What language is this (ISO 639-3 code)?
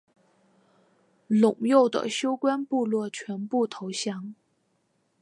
zho